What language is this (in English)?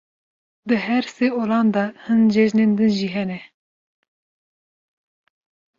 Kurdish